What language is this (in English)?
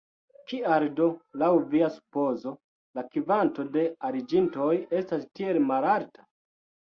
Esperanto